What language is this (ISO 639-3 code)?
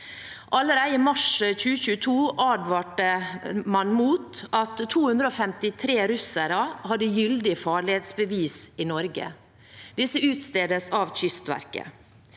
nor